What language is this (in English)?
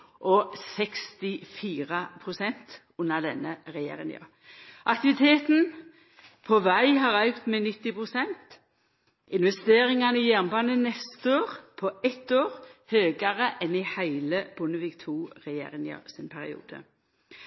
Norwegian Nynorsk